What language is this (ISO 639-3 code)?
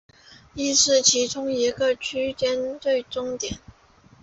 zho